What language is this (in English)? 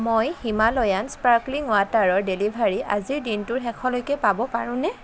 Assamese